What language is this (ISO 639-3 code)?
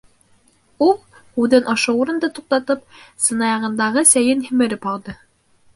bak